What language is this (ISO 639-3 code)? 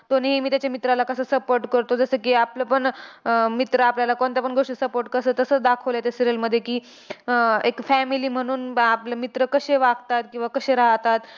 mar